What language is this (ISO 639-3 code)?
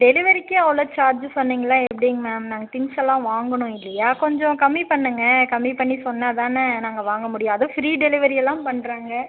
tam